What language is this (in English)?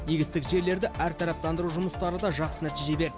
Kazakh